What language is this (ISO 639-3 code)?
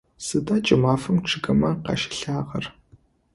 ady